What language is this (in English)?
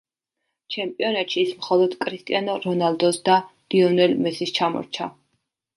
Georgian